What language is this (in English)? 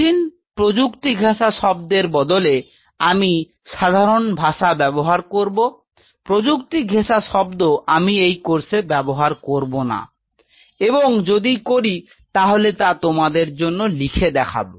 Bangla